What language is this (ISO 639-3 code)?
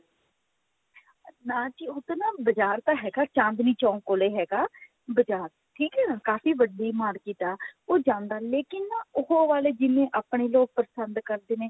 pan